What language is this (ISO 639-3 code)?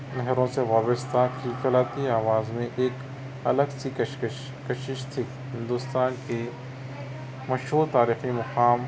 urd